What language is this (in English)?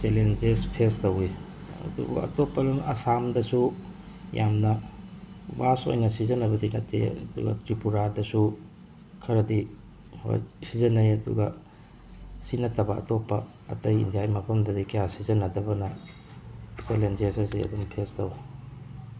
Manipuri